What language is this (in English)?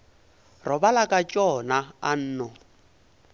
Northern Sotho